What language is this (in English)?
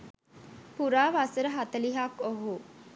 Sinhala